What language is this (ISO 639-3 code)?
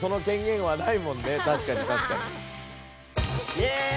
jpn